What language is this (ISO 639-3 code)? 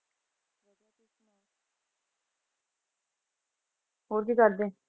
pan